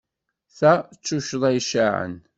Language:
Kabyle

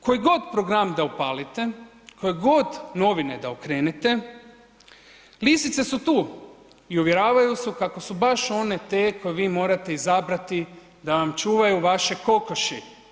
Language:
Croatian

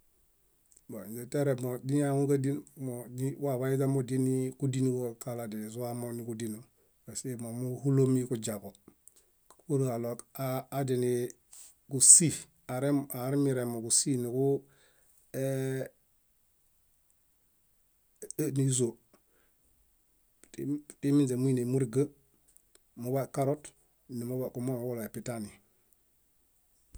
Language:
Bayot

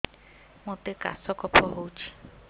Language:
Odia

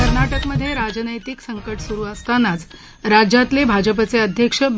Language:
Marathi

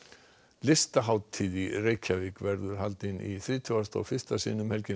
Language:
Icelandic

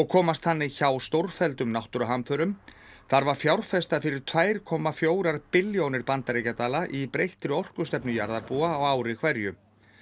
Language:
Icelandic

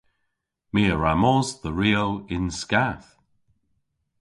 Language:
Cornish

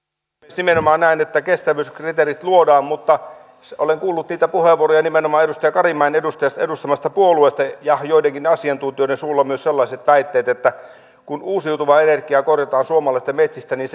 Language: Finnish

